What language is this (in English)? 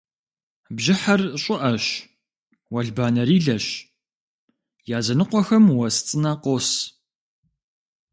Kabardian